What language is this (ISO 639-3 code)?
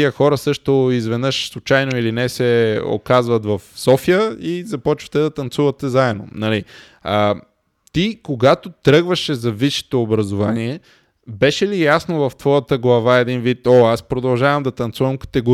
bul